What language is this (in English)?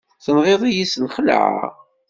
Kabyle